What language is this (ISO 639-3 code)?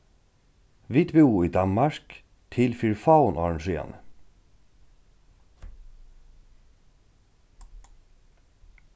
fao